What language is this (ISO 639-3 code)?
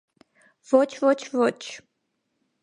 hye